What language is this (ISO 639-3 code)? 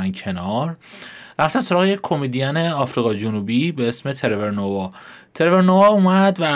fas